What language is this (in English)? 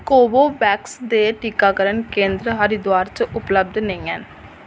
Dogri